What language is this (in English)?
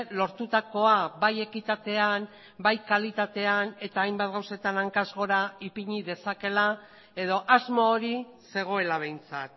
Basque